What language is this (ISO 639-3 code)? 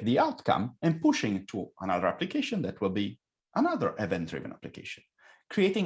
eng